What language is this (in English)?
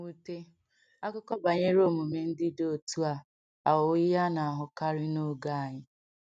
Igbo